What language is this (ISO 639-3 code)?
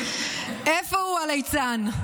heb